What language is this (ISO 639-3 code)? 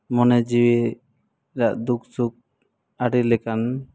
sat